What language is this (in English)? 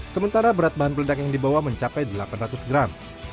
Indonesian